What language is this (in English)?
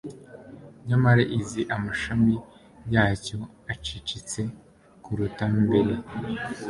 Kinyarwanda